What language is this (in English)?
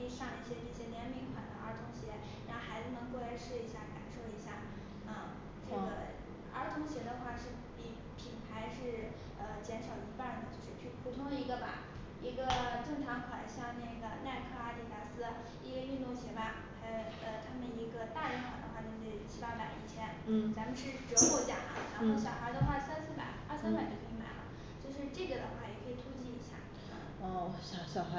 Chinese